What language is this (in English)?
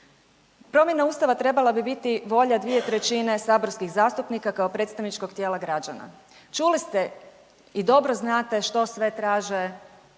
Croatian